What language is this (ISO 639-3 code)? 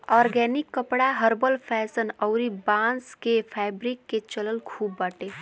bho